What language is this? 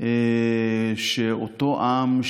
Hebrew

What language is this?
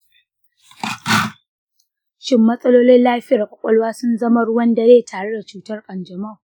Hausa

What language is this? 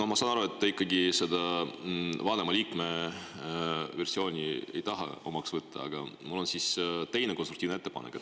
Estonian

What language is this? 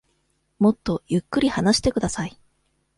Japanese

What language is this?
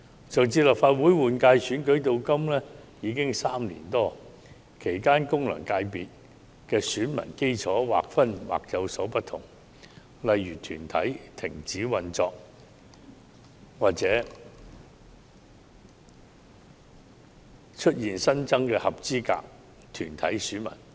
Cantonese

